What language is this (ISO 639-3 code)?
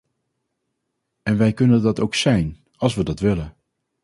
nld